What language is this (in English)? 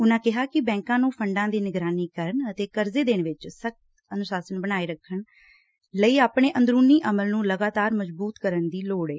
Punjabi